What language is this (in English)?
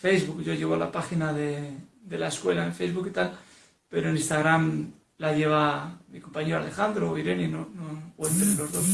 Spanish